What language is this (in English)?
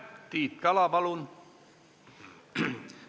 Estonian